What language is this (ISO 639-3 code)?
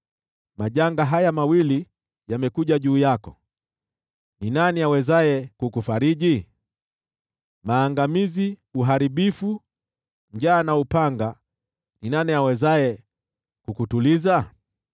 swa